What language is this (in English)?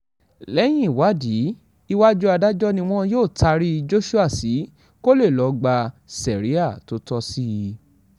Yoruba